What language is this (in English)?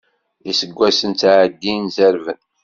Kabyle